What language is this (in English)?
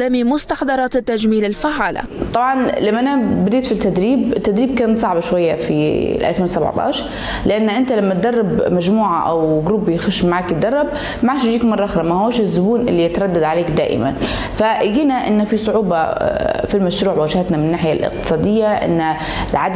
Arabic